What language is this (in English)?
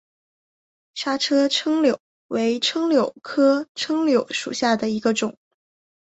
Chinese